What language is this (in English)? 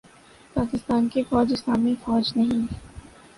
Urdu